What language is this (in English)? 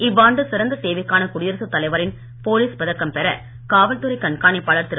Tamil